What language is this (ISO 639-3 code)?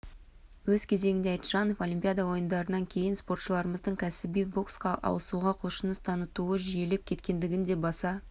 kaz